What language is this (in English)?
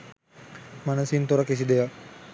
Sinhala